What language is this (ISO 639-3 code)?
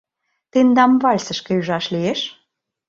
chm